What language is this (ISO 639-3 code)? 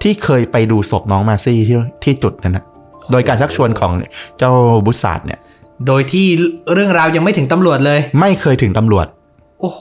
tha